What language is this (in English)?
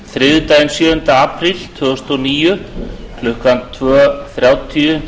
Icelandic